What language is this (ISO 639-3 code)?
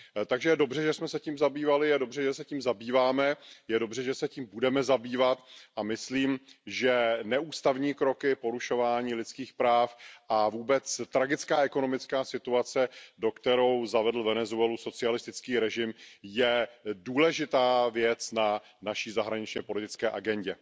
ces